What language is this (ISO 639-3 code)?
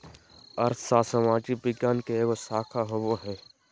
mag